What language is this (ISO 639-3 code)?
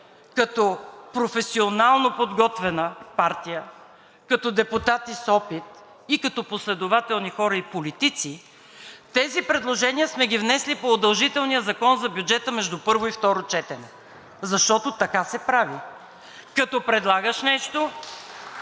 bul